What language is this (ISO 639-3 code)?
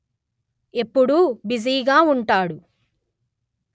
tel